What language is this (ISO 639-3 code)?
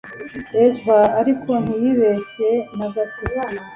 kin